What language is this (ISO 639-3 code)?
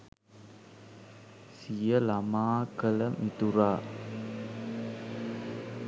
sin